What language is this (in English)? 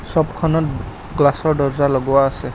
Assamese